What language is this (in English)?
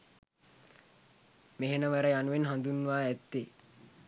Sinhala